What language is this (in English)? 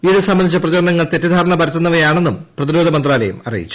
Malayalam